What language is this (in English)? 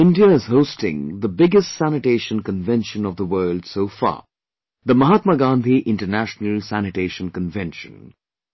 English